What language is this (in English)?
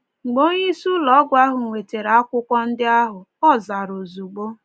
Igbo